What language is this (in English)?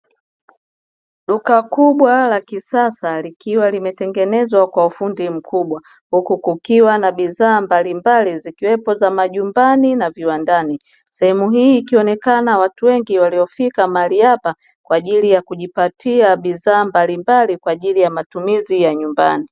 Swahili